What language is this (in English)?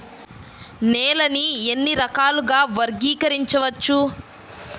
Telugu